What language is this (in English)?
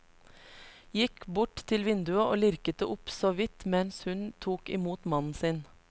Norwegian